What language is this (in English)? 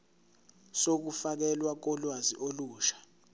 Zulu